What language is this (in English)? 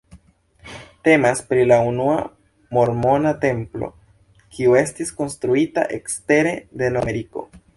Esperanto